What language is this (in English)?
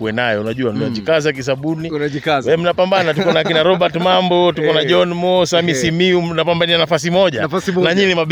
Swahili